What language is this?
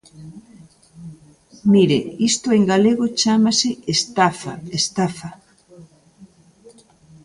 Galician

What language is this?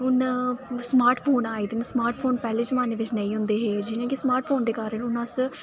Dogri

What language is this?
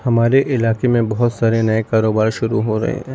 Urdu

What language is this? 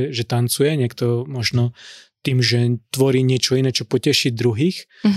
Slovak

